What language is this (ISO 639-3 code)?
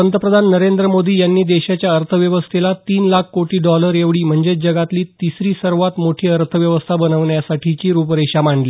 mar